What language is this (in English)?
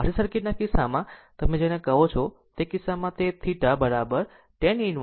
Gujarati